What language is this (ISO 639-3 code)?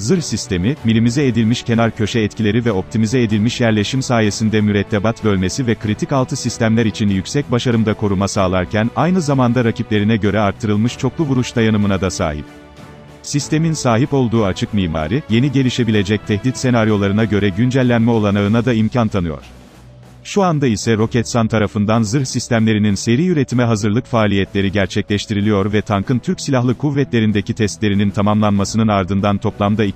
tur